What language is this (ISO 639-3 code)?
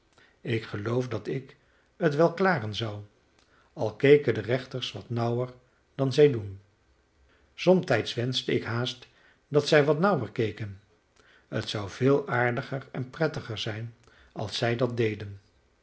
nld